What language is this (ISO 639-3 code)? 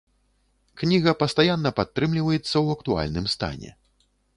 bel